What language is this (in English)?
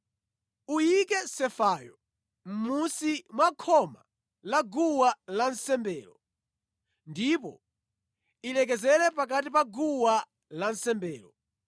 Nyanja